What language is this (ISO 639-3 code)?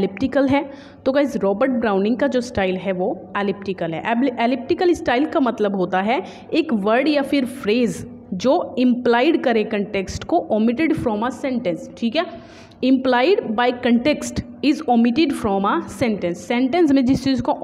hin